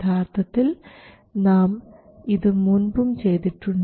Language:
Malayalam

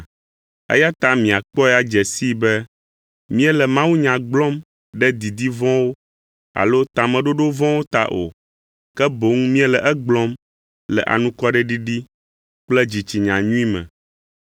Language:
Ewe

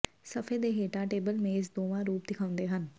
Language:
Punjabi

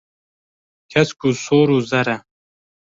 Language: Kurdish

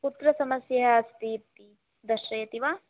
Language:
Sanskrit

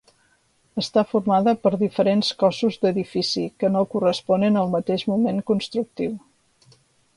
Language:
Catalan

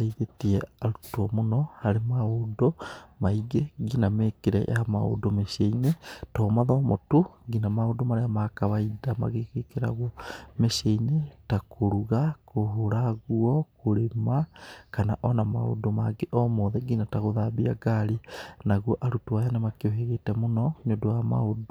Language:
Kikuyu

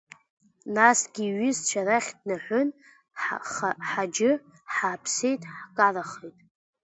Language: Abkhazian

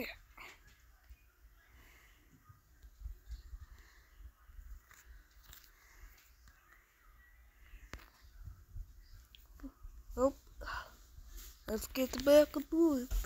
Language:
English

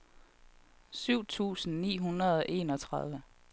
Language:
Danish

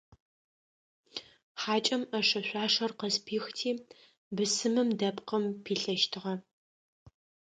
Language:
Adyghe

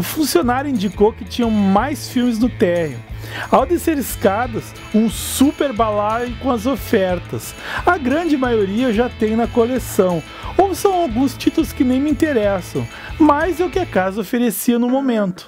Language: Portuguese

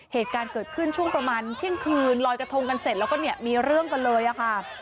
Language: Thai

